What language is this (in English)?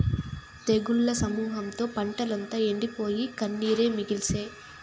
Telugu